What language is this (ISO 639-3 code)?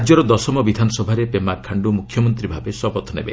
ori